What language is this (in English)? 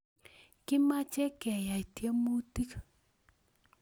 Kalenjin